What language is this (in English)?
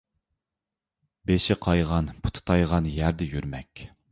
Uyghur